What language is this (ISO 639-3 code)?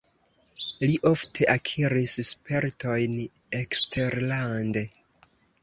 epo